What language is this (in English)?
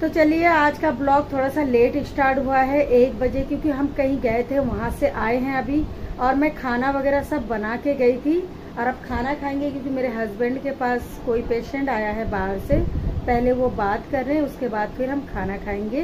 Hindi